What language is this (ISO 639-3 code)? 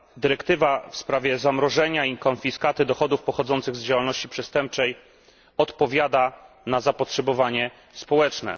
pol